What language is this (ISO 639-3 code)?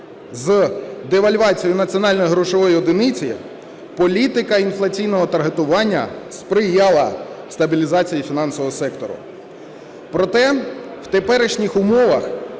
ukr